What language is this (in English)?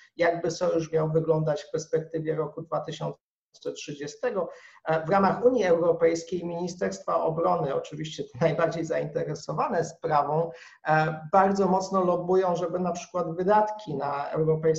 Polish